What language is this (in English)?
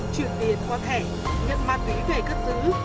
Vietnamese